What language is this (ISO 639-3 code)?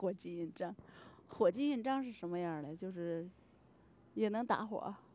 zho